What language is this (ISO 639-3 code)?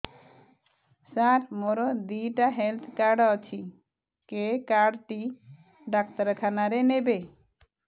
ori